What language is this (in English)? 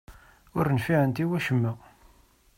Kabyle